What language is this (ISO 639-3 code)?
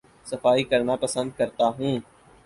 urd